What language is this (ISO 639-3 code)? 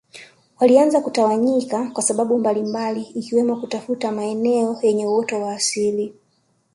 swa